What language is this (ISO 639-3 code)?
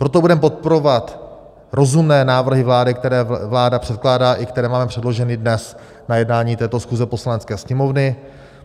ces